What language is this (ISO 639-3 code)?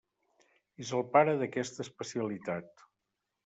cat